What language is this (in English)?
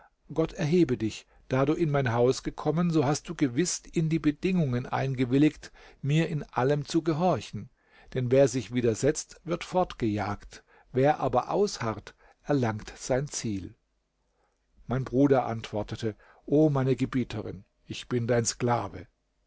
German